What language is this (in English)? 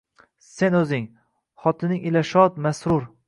Uzbek